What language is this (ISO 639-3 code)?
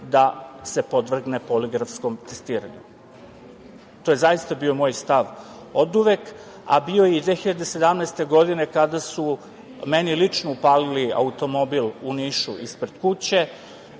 srp